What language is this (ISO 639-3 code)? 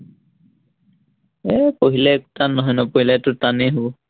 asm